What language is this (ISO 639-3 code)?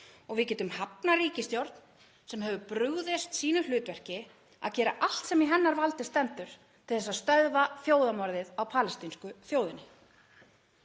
isl